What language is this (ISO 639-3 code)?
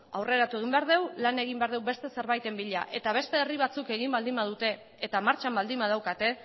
eus